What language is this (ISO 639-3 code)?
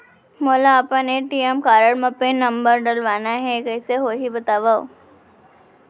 hne